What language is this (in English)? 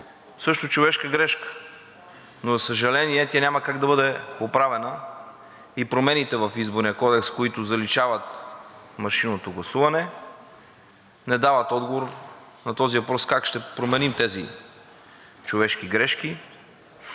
Bulgarian